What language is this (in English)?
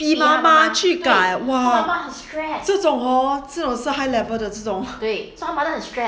English